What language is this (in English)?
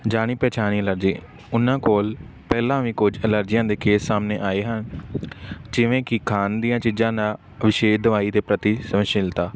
Punjabi